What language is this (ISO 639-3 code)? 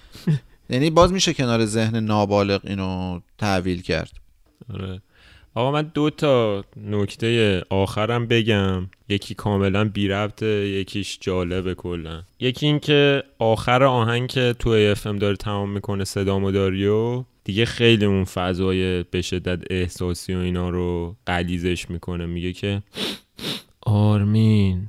fas